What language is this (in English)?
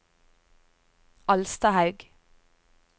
Norwegian